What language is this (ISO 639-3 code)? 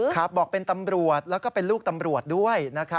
tha